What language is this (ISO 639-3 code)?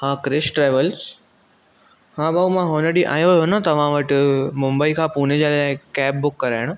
snd